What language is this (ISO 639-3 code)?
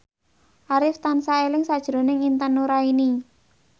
jav